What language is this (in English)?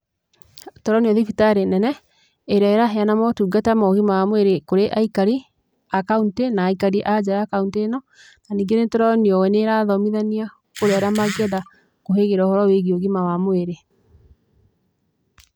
Kikuyu